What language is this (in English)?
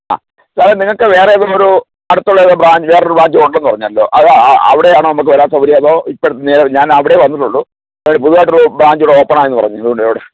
Malayalam